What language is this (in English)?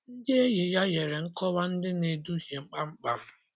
Igbo